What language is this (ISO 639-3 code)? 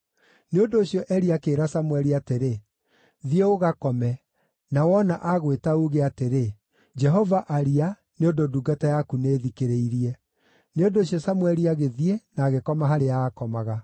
kik